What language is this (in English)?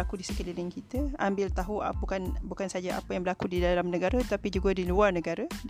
Malay